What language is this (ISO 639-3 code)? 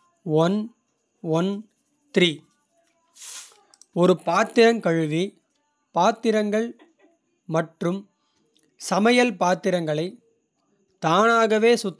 kfe